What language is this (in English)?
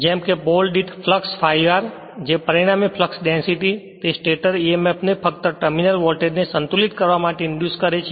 Gujarati